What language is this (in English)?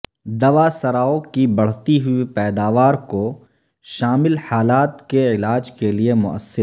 Urdu